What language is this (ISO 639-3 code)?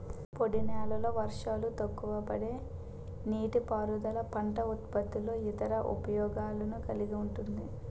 tel